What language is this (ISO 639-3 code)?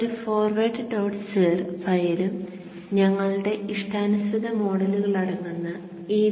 mal